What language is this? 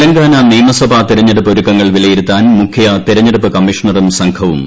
Malayalam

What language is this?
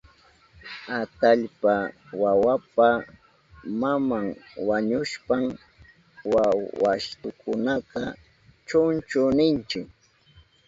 Southern Pastaza Quechua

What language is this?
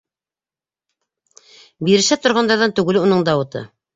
Bashkir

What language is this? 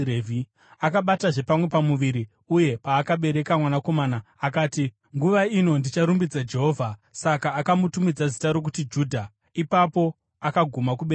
Shona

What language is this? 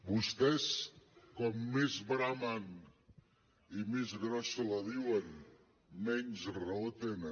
Catalan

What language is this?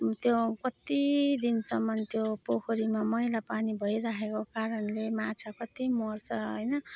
Nepali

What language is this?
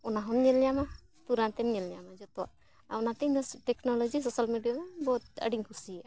Santali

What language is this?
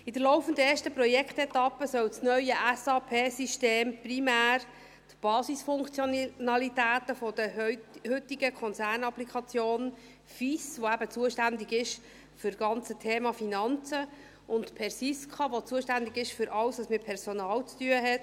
Swiss German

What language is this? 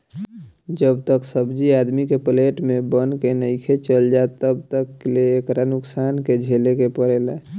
Bhojpuri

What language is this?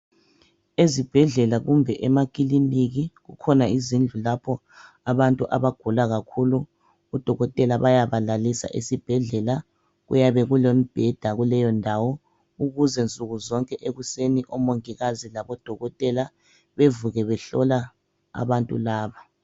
North Ndebele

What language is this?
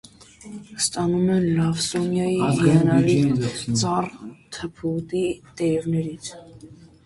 Armenian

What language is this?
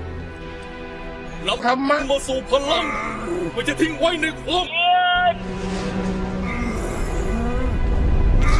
Thai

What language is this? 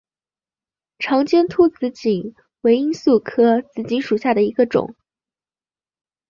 Chinese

